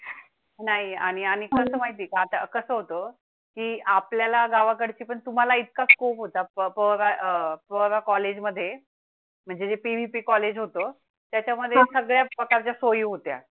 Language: Marathi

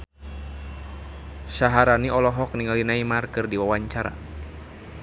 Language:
Sundanese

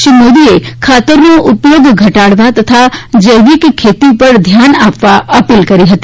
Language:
Gujarati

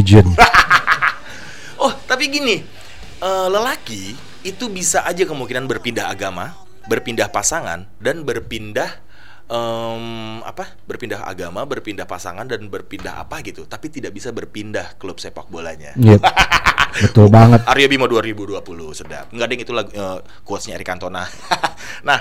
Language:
Indonesian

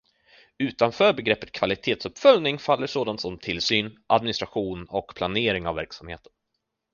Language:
Swedish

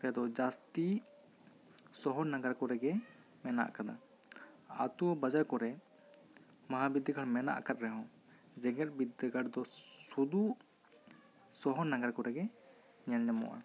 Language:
Santali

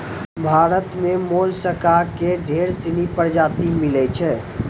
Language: Maithili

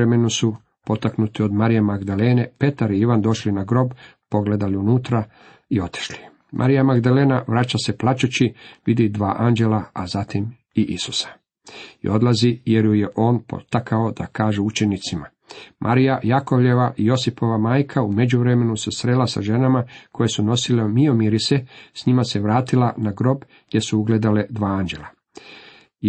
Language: Croatian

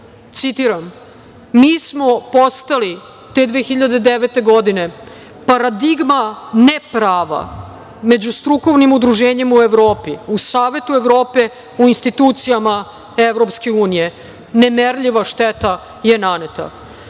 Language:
Serbian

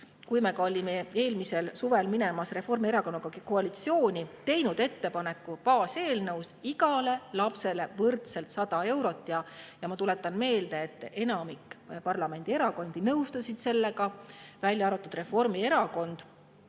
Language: Estonian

